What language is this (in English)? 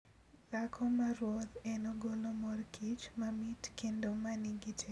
Luo (Kenya and Tanzania)